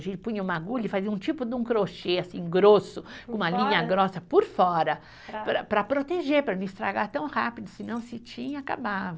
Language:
Portuguese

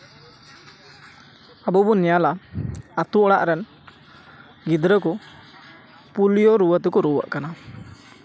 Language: Santali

